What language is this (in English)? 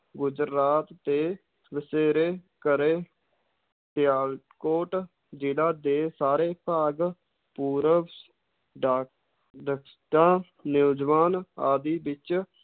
Punjabi